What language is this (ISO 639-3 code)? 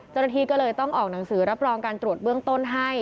tha